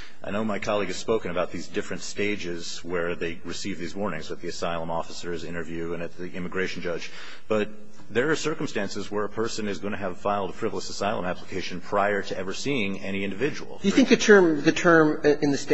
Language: English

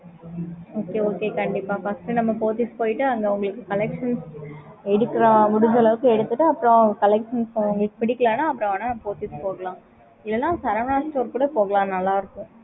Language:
Tamil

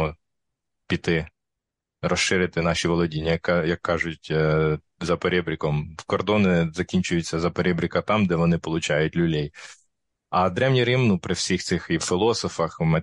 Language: Ukrainian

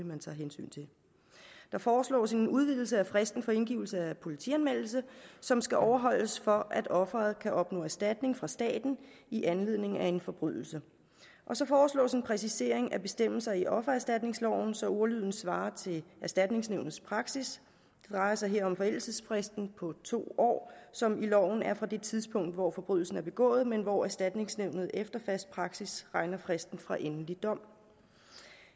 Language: Danish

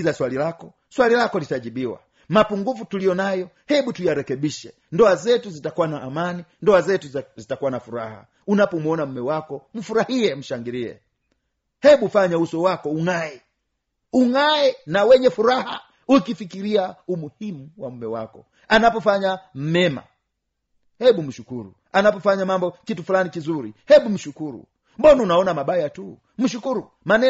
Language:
Swahili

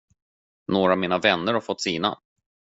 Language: Swedish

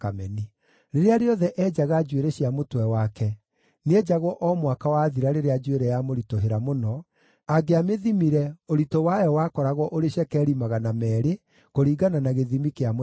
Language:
Kikuyu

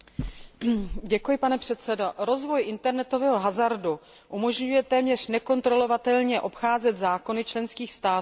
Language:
Czech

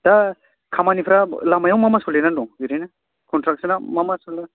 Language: Bodo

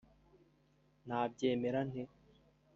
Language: Kinyarwanda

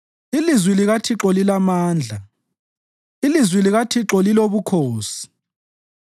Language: North Ndebele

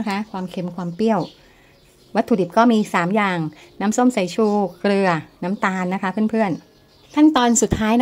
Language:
Thai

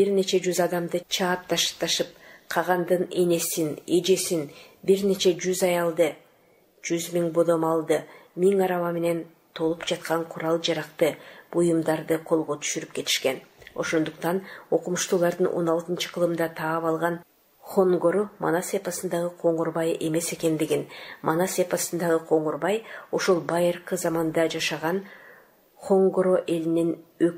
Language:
Turkish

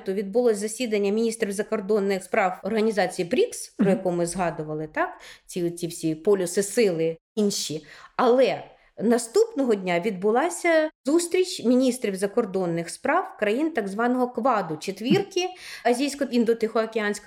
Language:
Ukrainian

